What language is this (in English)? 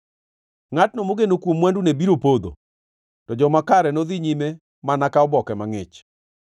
Luo (Kenya and Tanzania)